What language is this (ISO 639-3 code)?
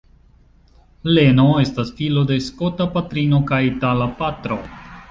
epo